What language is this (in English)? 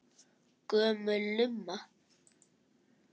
Icelandic